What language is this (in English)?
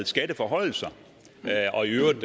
Danish